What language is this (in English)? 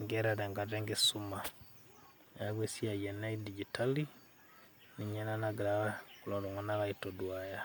Masai